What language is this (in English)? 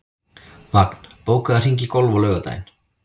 Icelandic